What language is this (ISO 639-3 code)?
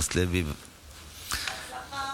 heb